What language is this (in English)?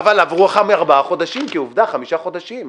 Hebrew